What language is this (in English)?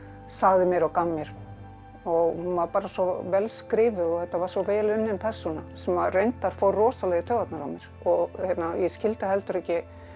Icelandic